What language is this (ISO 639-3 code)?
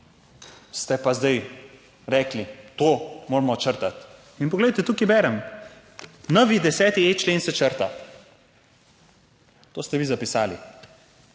slv